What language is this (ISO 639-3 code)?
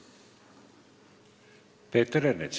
est